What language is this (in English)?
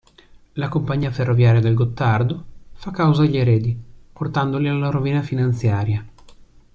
Italian